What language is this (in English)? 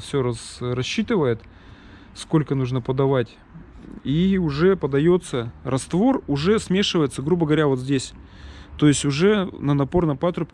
Russian